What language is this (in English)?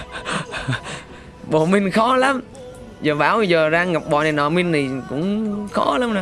Vietnamese